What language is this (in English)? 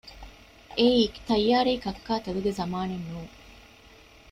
Divehi